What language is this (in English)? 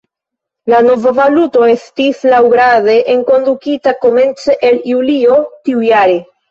Esperanto